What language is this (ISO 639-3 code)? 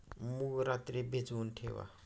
mar